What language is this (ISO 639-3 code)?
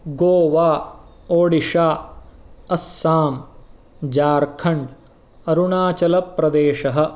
san